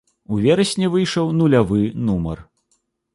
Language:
Belarusian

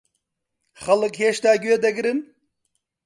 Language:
Central Kurdish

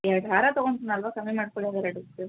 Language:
Kannada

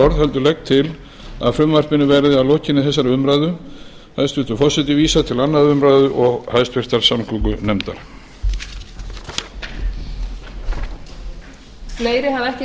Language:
Icelandic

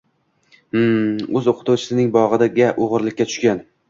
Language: Uzbek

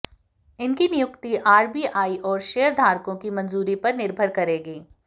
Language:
Hindi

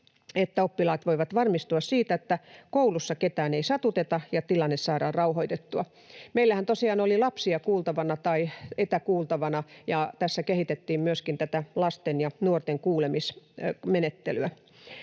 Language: Finnish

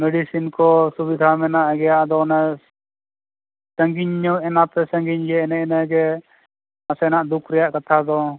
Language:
Santali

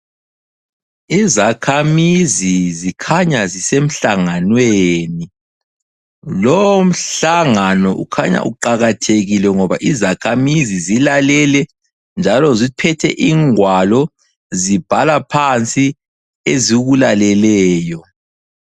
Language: North Ndebele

